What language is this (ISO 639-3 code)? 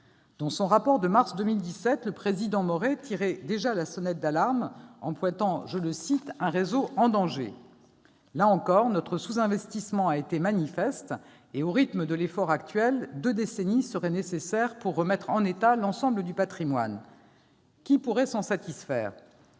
fra